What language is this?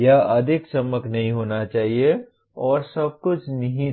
Hindi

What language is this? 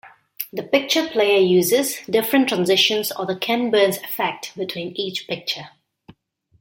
English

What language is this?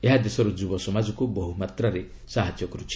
Odia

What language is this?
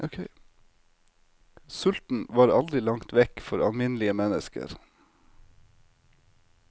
Norwegian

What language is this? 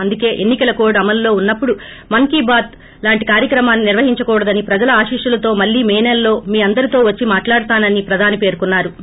Telugu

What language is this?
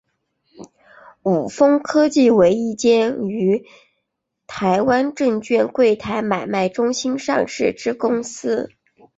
Chinese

